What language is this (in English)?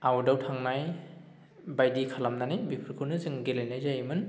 Bodo